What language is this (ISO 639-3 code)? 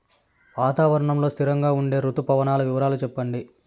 tel